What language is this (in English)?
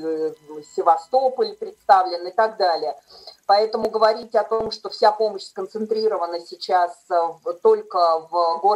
Russian